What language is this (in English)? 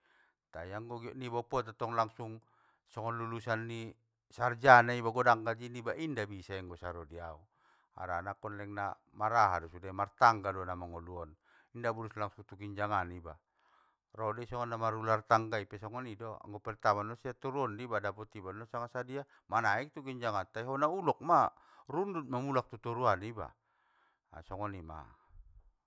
Batak Mandailing